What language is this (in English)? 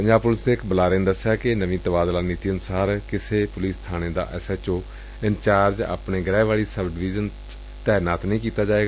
Punjabi